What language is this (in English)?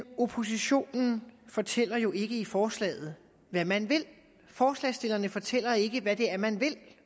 Danish